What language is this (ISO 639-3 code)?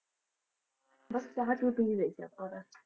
pan